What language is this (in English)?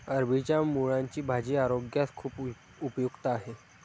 Marathi